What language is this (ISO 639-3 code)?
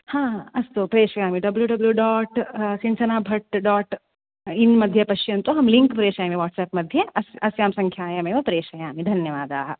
san